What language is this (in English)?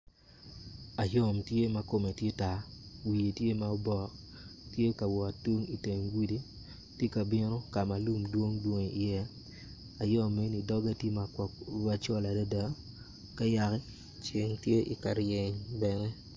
Acoli